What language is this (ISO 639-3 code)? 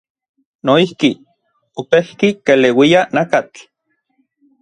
nlv